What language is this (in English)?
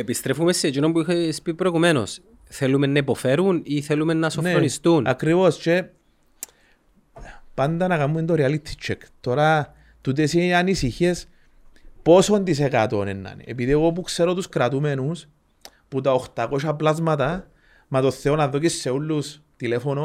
Greek